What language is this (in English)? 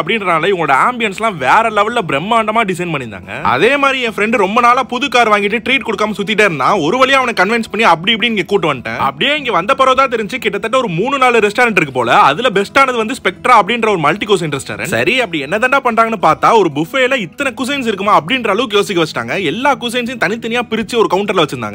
Thai